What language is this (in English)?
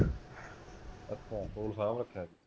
Punjabi